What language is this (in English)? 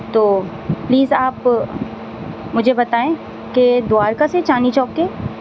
Urdu